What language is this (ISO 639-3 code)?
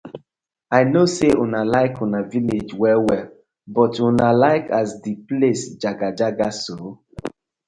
pcm